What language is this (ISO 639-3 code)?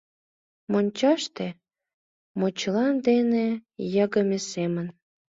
chm